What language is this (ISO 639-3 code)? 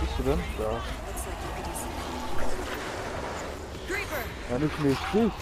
deu